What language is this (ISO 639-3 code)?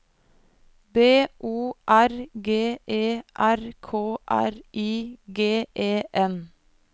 nor